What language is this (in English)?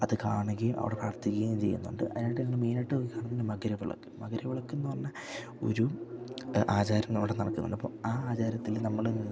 Malayalam